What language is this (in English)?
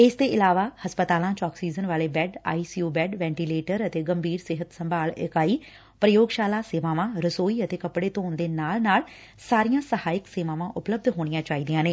Punjabi